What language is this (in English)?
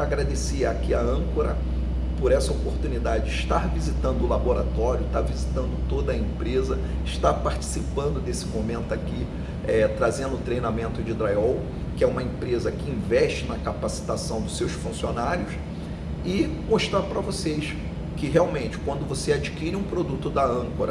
Portuguese